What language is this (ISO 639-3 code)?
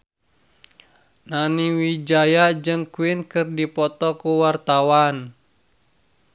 sun